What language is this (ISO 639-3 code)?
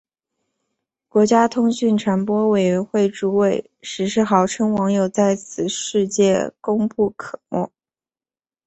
zho